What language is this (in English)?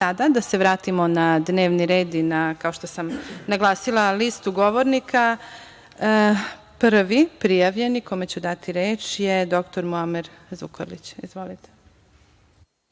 Serbian